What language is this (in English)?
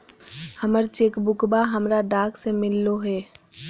Magahi